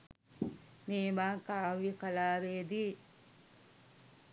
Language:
Sinhala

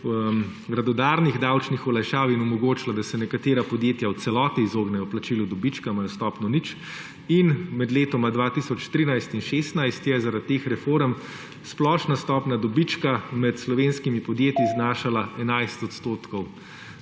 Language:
Slovenian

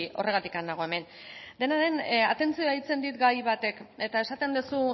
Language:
Basque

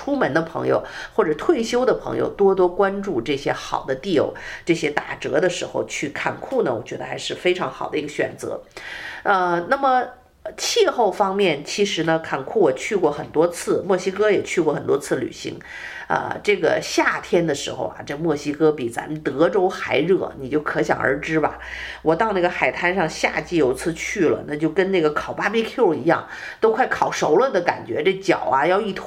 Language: Chinese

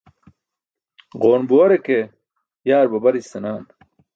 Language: Burushaski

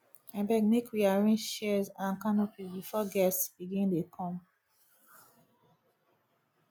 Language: Nigerian Pidgin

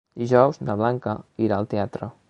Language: Catalan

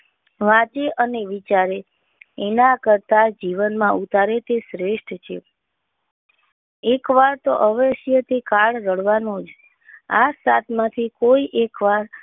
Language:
Gujarati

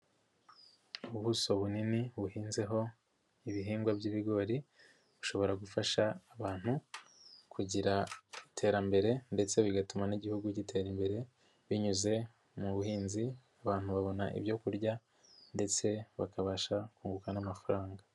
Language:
Kinyarwanda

